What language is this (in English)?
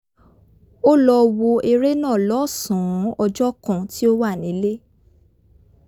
Yoruba